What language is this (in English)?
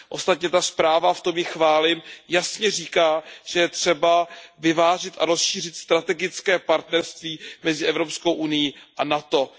Czech